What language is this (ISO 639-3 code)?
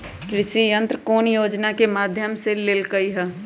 mag